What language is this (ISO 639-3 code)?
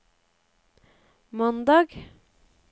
nor